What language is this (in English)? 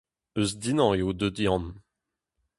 Breton